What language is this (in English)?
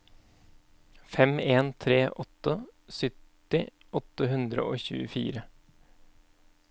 Norwegian